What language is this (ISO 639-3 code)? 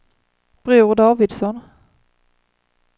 swe